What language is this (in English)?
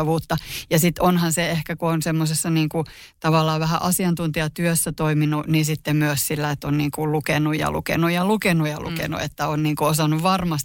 Finnish